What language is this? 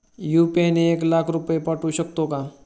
Marathi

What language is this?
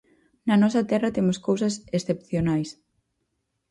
Galician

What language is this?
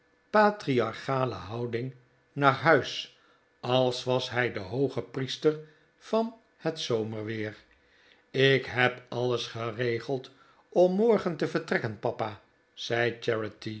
Dutch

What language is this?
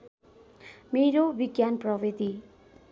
Nepali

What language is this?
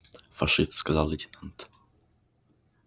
Russian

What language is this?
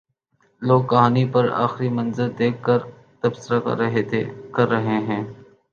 Urdu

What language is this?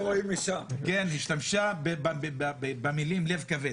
Hebrew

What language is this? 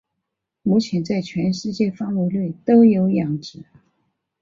Chinese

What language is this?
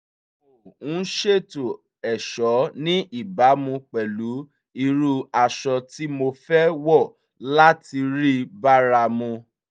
Yoruba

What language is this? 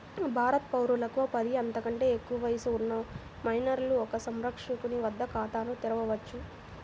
Telugu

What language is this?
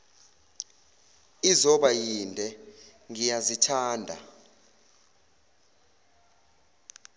Zulu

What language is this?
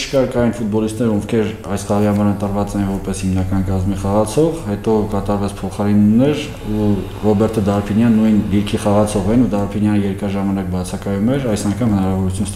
Turkish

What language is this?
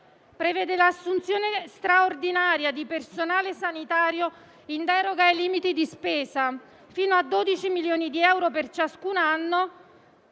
Italian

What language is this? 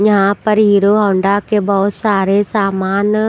Hindi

